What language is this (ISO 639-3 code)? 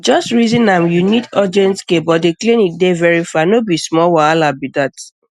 pcm